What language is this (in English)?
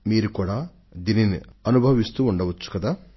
Telugu